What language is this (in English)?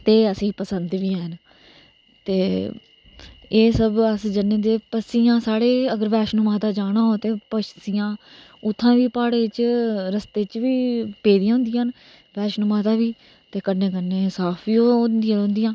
Dogri